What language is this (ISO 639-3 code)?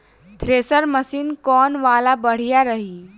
bho